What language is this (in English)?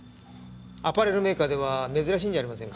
Japanese